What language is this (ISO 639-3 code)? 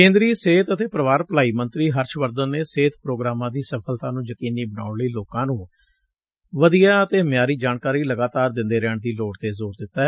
pan